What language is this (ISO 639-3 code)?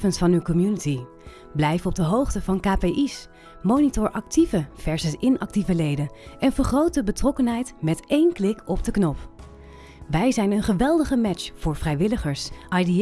nld